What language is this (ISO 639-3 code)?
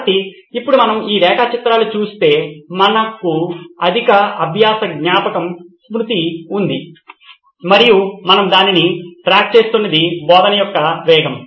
tel